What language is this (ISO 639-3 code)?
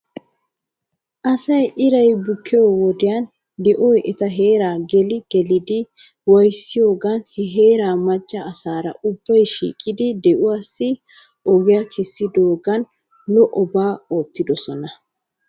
wal